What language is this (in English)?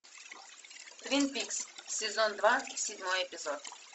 Russian